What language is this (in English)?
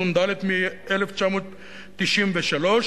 Hebrew